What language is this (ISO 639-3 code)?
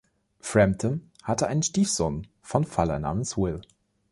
deu